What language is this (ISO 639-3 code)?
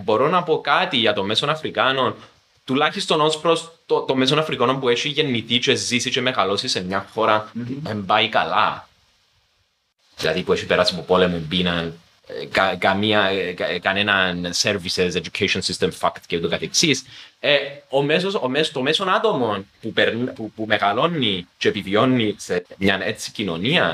ell